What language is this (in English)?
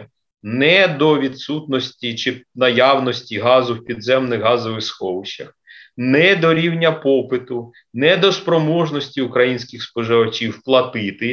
Ukrainian